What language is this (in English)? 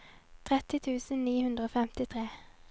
Norwegian